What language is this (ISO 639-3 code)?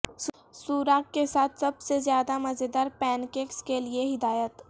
urd